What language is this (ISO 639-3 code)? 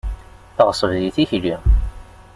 kab